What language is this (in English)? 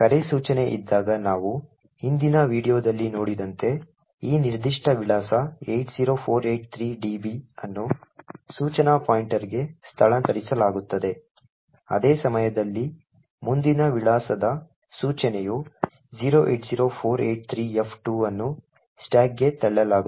Kannada